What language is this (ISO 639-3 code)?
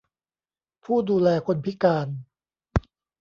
tha